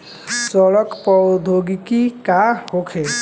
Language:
Bhojpuri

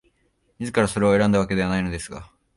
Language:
Japanese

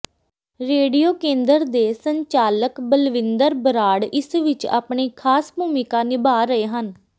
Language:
Punjabi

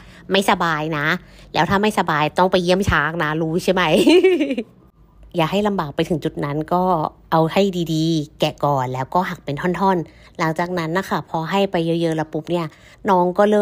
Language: Thai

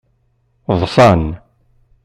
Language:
Kabyle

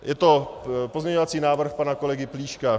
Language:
Czech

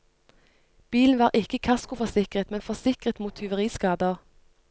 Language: Norwegian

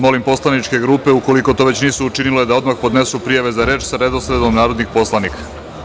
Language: Serbian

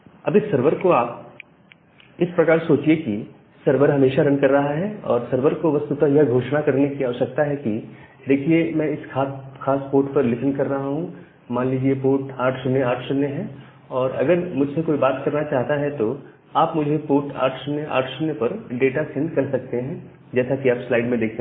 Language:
Hindi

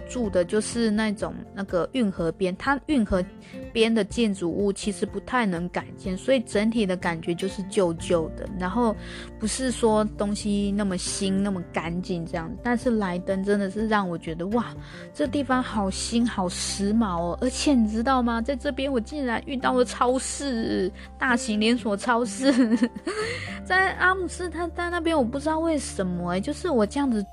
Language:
Chinese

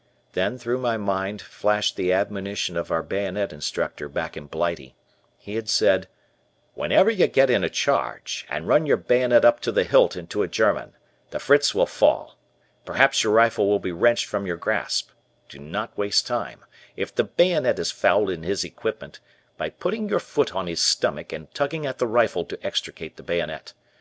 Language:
English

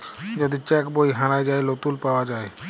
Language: Bangla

